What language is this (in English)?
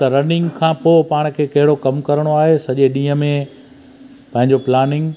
Sindhi